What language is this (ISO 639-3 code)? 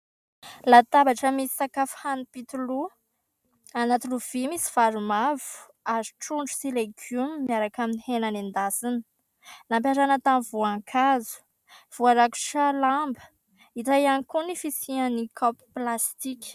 mlg